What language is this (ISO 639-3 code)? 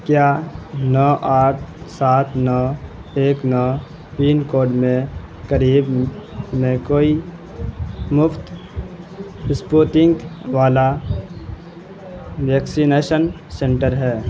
urd